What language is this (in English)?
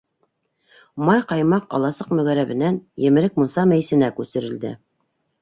Bashkir